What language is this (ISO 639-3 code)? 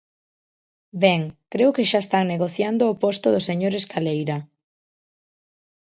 glg